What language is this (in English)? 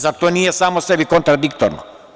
Serbian